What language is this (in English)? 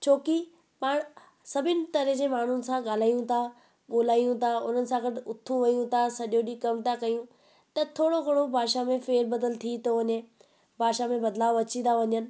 Sindhi